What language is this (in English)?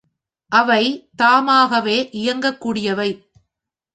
Tamil